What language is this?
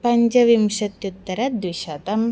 Sanskrit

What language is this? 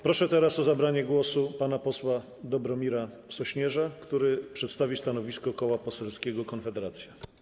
Polish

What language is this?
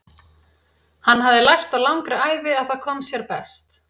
Icelandic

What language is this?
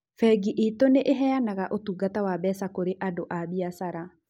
Kikuyu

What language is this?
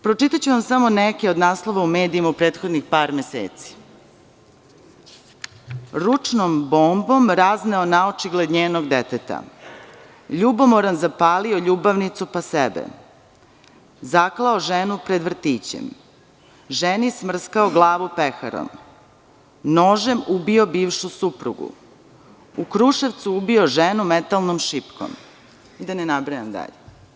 Serbian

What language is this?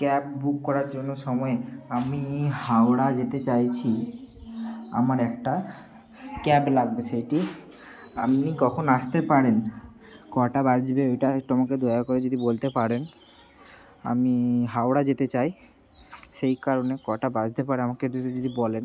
Bangla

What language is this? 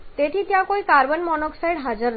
Gujarati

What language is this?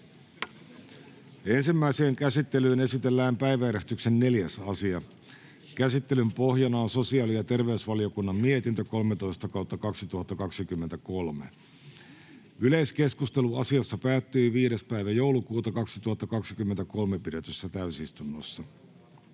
Finnish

